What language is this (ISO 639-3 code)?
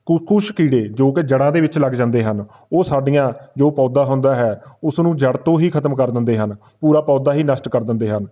pan